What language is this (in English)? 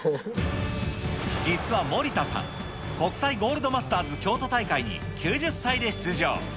Japanese